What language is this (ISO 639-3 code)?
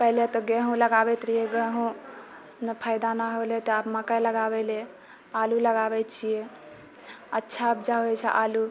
mai